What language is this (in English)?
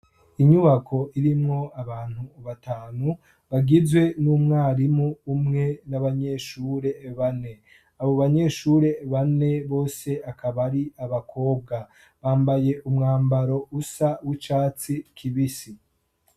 Rundi